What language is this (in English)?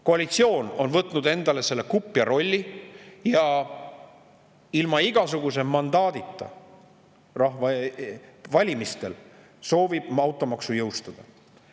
Estonian